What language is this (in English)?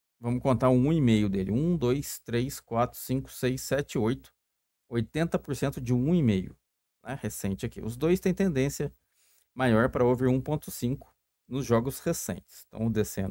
Portuguese